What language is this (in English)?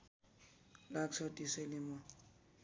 Nepali